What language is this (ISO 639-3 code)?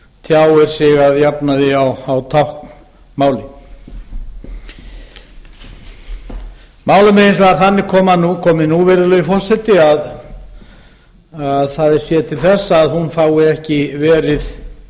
isl